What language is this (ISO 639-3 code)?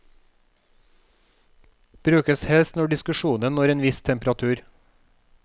nor